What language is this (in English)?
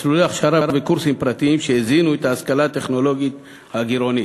Hebrew